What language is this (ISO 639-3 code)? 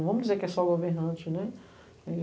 por